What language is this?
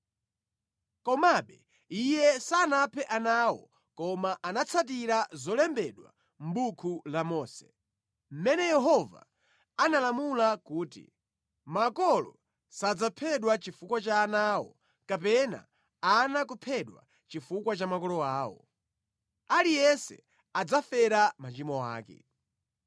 Nyanja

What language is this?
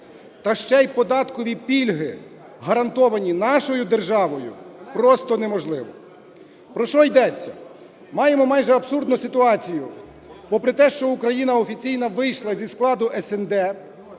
Ukrainian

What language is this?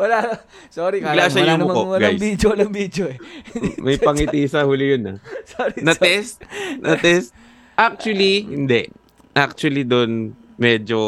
Filipino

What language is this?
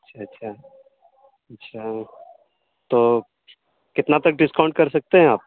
Urdu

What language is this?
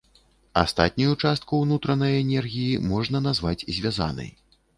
Belarusian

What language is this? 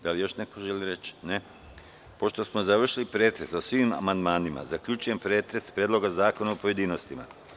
Serbian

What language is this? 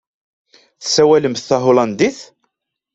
Kabyle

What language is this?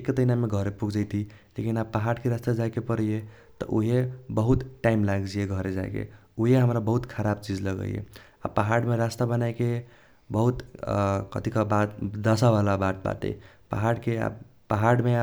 Kochila Tharu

